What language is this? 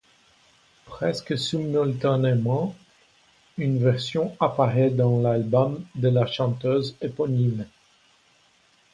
French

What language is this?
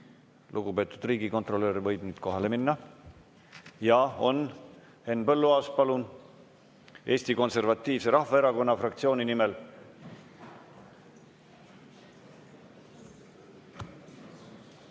Estonian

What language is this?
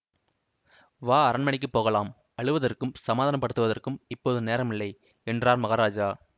Tamil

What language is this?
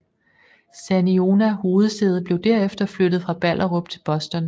Danish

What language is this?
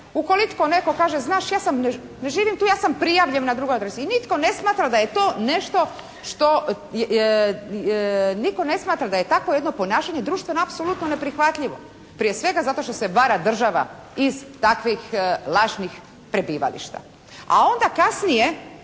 Croatian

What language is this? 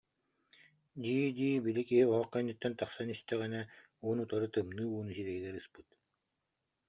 Yakut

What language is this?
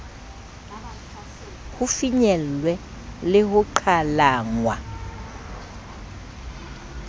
Southern Sotho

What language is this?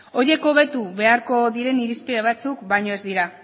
Basque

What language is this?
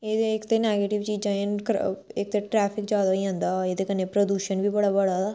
Dogri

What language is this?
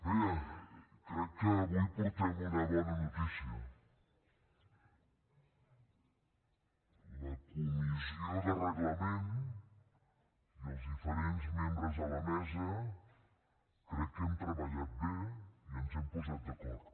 Catalan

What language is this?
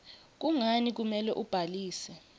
Swati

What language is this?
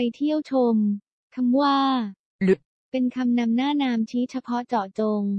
Thai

